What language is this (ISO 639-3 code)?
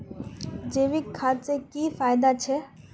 mag